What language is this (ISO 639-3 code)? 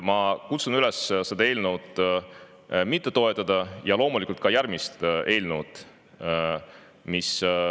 est